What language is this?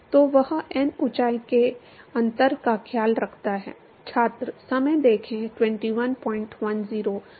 Hindi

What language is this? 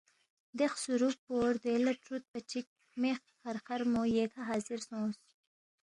Balti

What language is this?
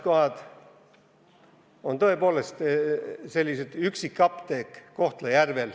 Estonian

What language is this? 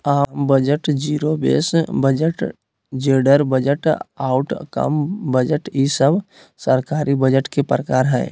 Magahi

